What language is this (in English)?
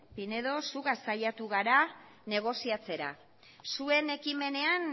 Basque